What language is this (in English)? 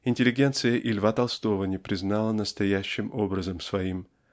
Russian